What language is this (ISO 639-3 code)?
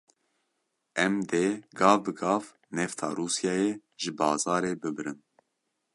kur